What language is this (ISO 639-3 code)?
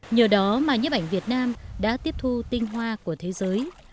vie